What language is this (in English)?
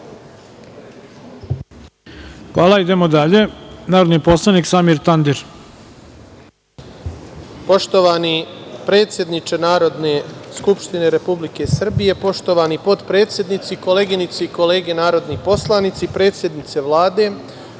Serbian